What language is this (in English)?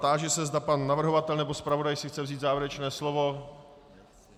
Czech